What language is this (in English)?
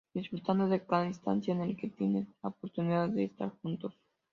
Spanish